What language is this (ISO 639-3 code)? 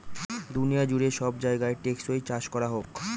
ben